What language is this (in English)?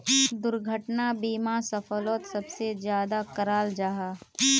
Magahi